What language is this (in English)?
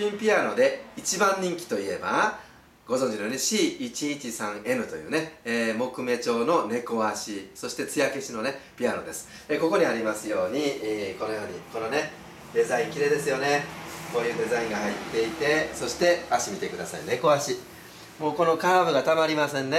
Japanese